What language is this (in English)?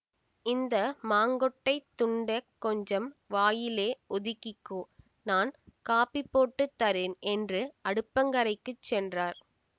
Tamil